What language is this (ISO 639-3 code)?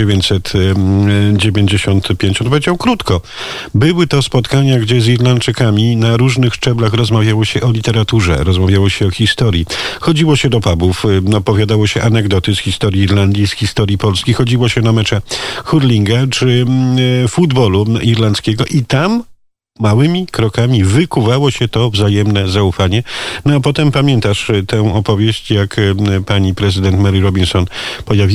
pol